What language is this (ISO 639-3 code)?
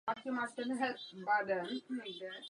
ces